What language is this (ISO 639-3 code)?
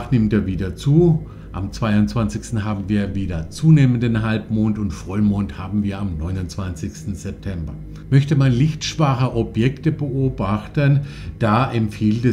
deu